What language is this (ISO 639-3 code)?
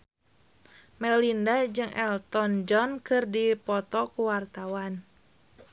sun